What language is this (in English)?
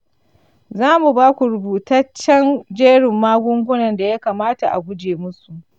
Hausa